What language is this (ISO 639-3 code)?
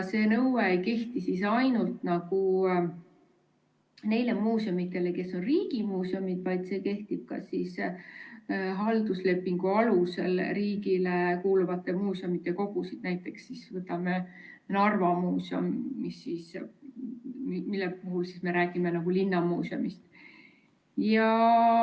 est